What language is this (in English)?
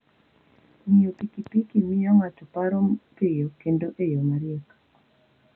Luo (Kenya and Tanzania)